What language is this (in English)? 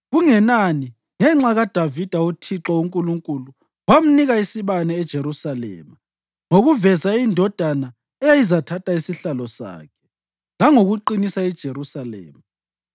North Ndebele